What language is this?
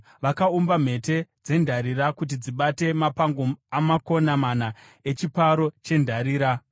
Shona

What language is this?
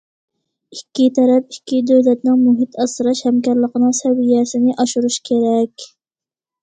Uyghur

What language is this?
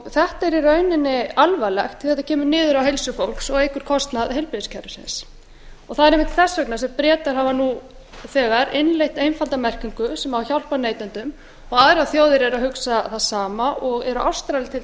Icelandic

